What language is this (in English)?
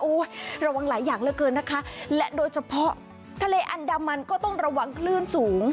Thai